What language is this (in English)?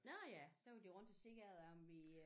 Danish